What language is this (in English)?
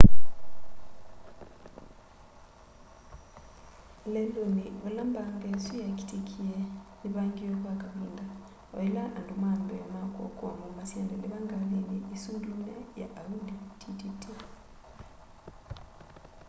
Kamba